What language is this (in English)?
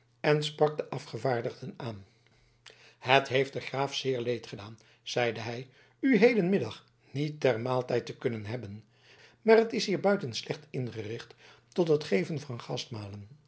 Dutch